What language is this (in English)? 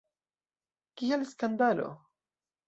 Esperanto